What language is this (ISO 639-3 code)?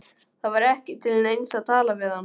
isl